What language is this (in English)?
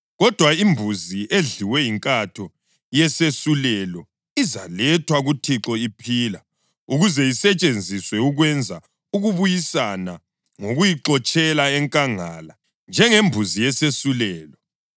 North Ndebele